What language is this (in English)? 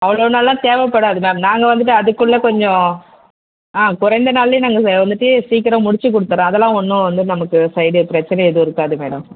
Tamil